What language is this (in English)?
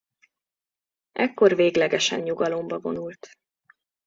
Hungarian